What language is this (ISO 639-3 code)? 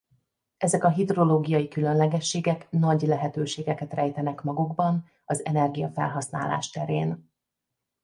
hun